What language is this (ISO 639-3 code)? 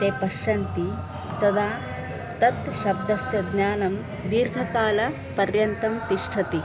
san